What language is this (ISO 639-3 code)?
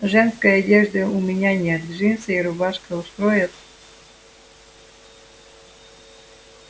rus